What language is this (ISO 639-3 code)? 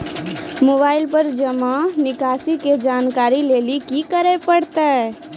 mai